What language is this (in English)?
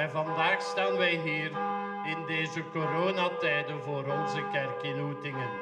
Dutch